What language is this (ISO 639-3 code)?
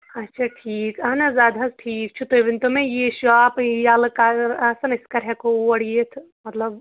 kas